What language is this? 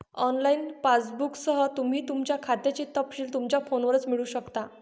Marathi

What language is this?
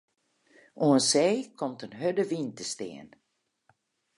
Western Frisian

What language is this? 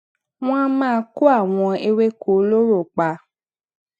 Yoruba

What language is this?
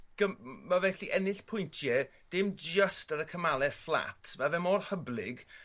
Welsh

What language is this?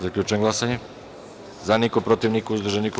Serbian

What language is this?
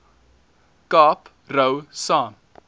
Afrikaans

